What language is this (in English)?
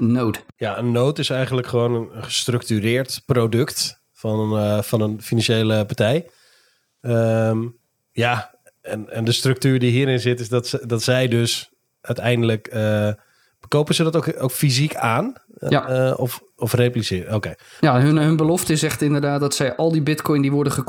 Dutch